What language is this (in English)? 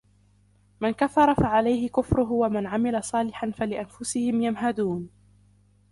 Arabic